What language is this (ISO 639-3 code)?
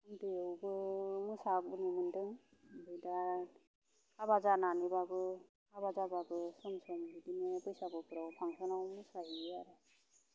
brx